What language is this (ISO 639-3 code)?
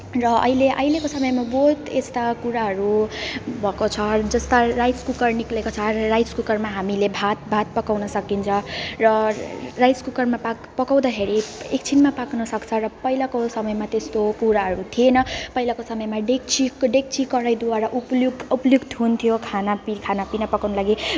nep